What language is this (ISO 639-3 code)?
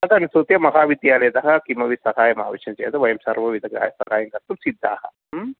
san